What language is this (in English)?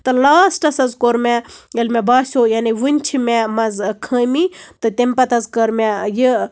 Kashmiri